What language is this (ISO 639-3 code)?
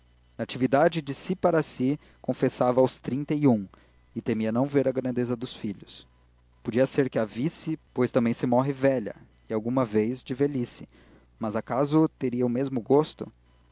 por